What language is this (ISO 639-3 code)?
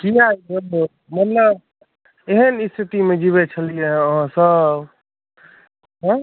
mai